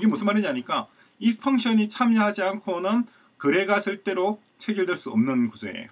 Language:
Korean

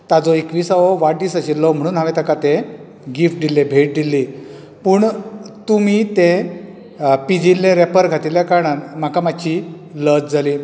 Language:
Konkani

